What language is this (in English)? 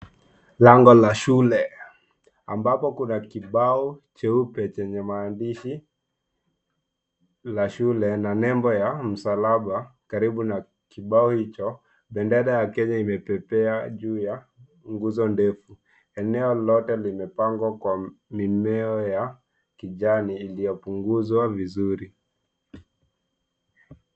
Swahili